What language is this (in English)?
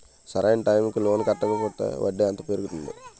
Telugu